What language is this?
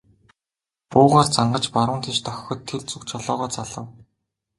Mongolian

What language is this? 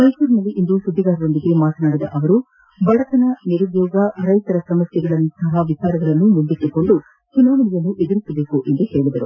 Kannada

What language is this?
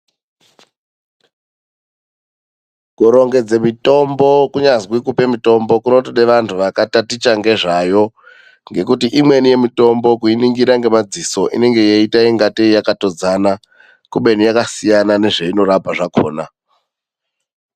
Ndau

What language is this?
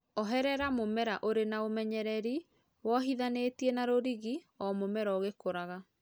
Kikuyu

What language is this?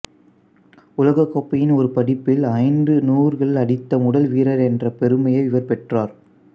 Tamil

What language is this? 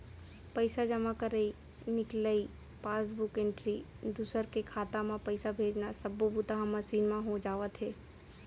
Chhattisgarhi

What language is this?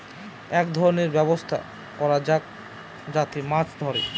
Bangla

